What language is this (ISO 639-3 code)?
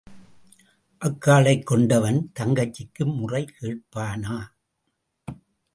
tam